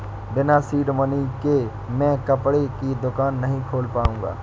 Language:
Hindi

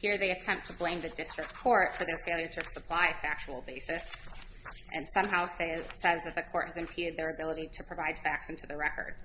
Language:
English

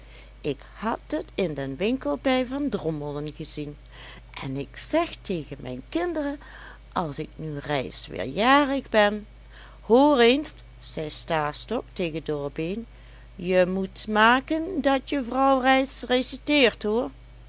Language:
Dutch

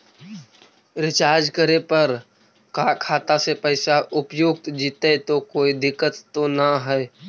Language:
Magahi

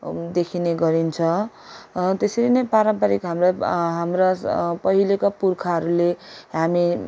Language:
Nepali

